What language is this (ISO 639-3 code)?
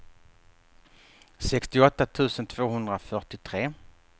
swe